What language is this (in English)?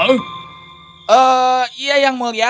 Indonesian